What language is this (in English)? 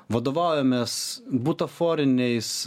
Lithuanian